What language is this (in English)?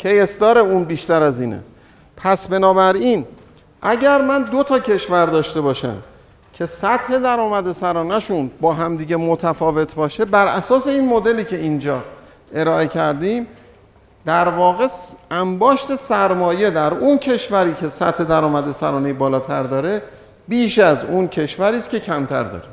Persian